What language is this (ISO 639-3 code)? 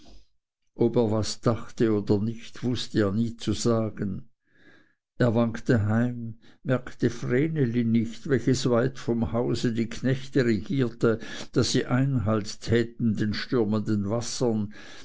deu